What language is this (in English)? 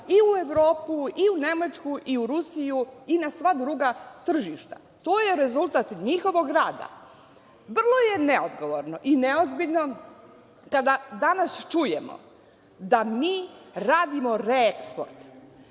Serbian